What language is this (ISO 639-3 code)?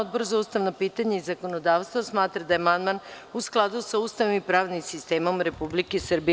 srp